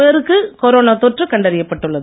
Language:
Tamil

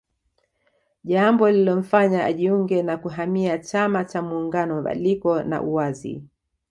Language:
Swahili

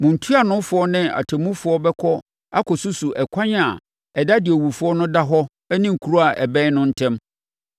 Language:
Akan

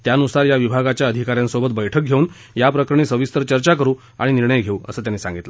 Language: Marathi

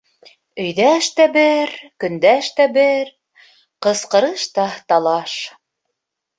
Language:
Bashkir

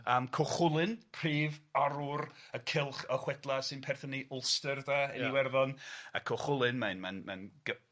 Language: Welsh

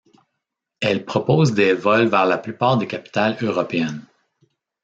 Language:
French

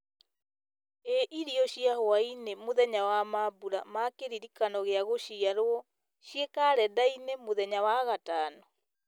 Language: Kikuyu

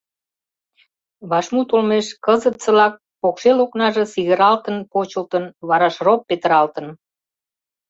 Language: Mari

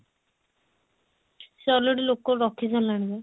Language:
Odia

